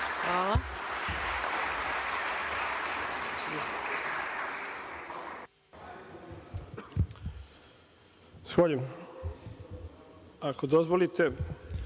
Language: Serbian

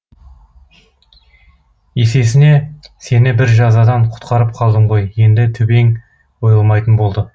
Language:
Kazakh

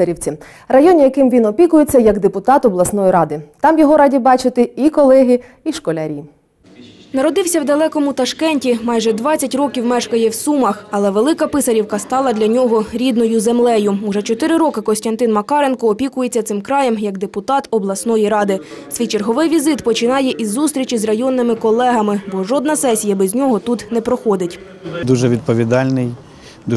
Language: Ukrainian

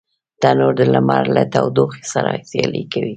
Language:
Pashto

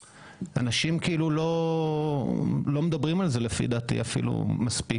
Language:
Hebrew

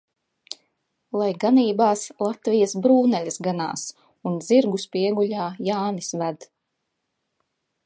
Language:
Latvian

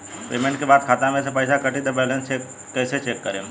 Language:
Bhojpuri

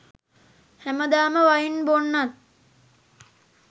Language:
Sinhala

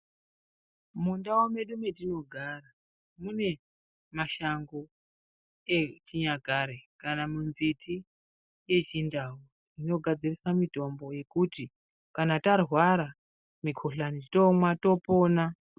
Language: Ndau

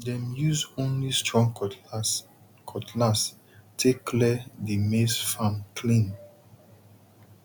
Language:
Nigerian Pidgin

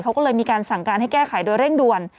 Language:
Thai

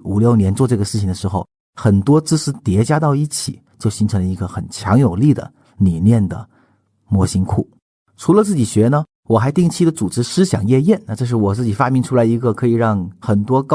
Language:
Chinese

